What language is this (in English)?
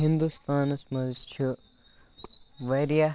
Kashmiri